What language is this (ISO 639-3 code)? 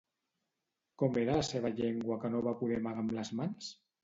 cat